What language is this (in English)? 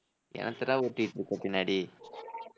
Tamil